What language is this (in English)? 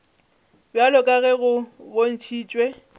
Northern Sotho